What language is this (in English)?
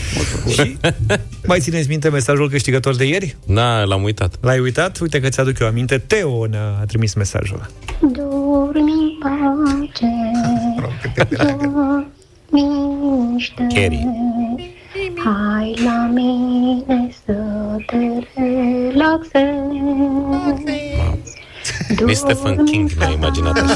Romanian